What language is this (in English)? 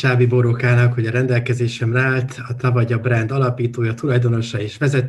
Hungarian